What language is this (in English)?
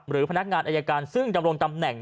Thai